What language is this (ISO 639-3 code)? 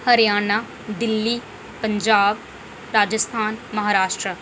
doi